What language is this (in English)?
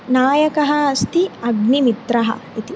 Sanskrit